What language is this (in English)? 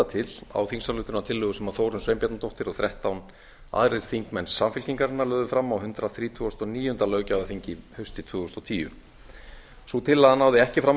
Icelandic